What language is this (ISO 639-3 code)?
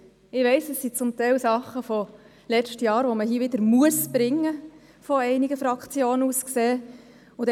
gsw